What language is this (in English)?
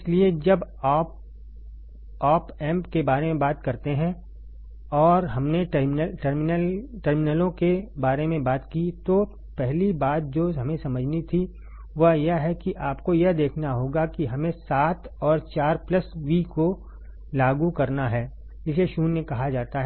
Hindi